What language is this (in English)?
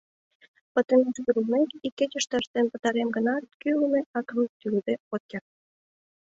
Mari